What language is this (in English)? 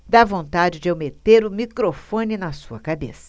Portuguese